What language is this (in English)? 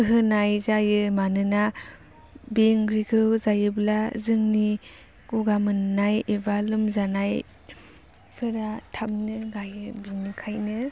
Bodo